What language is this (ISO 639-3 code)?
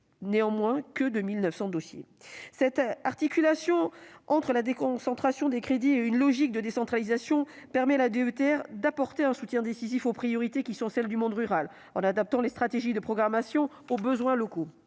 fra